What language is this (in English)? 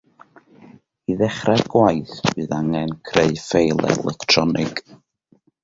Welsh